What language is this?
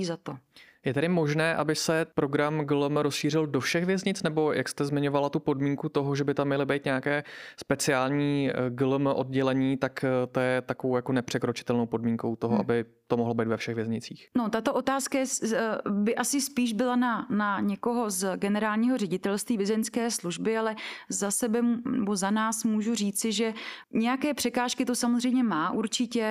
Czech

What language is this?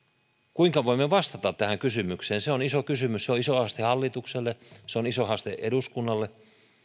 Finnish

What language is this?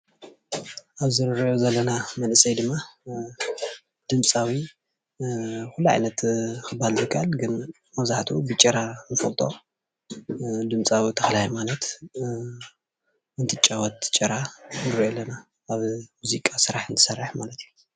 Tigrinya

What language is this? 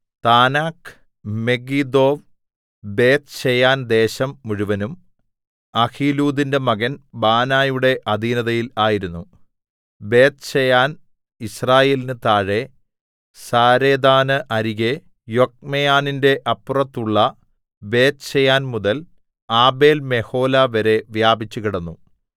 Malayalam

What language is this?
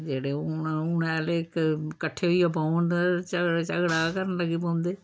Dogri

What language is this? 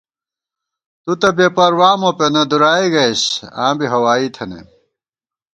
Gawar-Bati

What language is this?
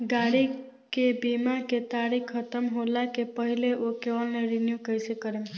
Bhojpuri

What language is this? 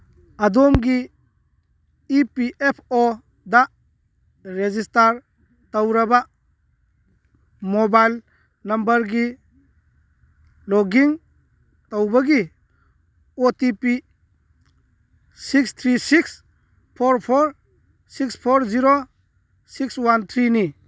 Manipuri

